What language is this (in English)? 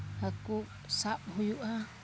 Santali